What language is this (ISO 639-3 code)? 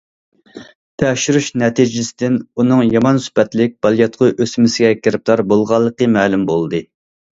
uig